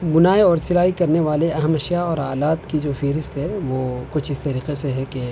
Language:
Urdu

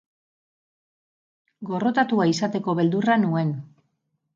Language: Basque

